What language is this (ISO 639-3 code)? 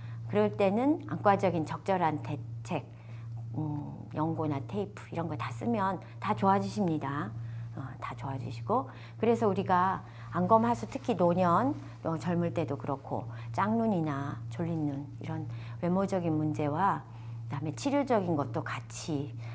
kor